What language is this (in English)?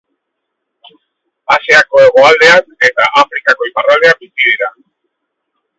Basque